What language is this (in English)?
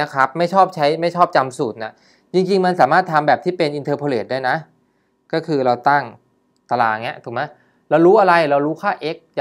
Thai